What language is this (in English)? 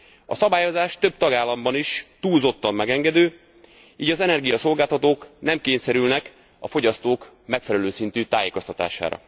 Hungarian